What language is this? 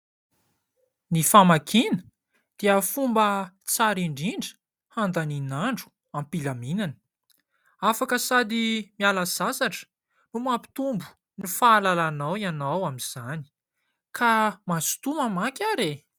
Malagasy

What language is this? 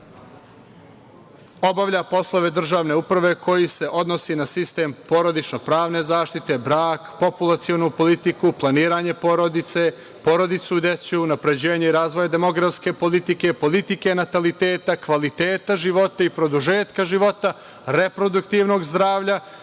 Serbian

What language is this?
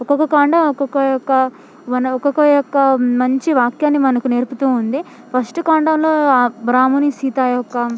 Telugu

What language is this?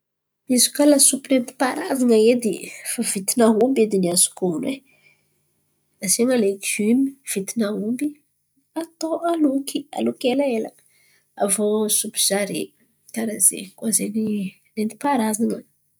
Antankarana Malagasy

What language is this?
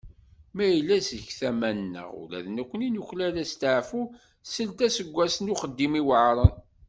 Kabyle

